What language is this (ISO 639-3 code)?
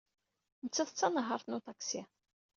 kab